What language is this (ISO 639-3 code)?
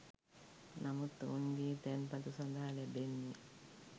sin